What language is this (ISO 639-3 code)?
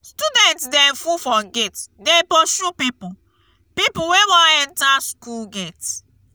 pcm